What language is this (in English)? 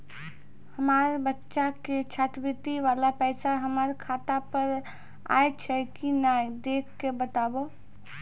Maithili